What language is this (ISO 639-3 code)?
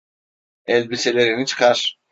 tur